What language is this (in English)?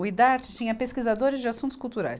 Portuguese